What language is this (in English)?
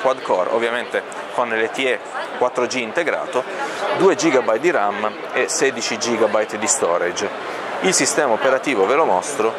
Italian